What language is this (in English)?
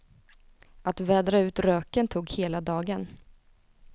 Swedish